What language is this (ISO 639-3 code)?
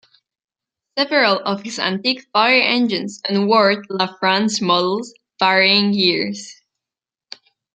eng